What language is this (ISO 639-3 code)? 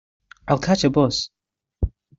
eng